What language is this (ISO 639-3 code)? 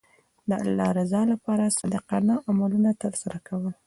pus